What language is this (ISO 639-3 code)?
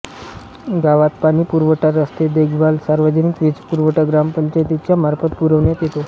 mar